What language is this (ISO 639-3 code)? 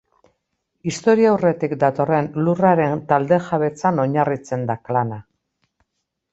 eus